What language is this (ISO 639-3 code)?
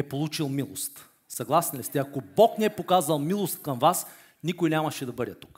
bul